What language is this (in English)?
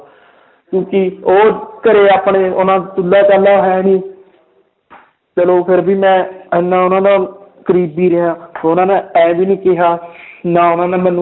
Punjabi